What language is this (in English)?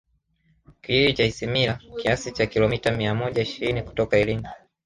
Swahili